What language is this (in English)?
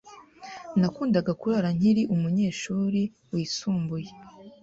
Kinyarwanda